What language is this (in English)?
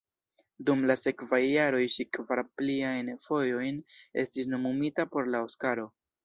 Esperanto